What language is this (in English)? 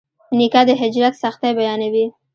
Pashto